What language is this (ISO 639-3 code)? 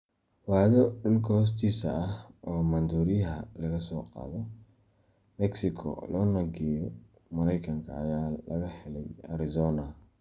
som